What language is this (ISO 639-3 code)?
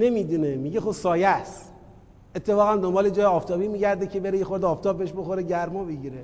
fas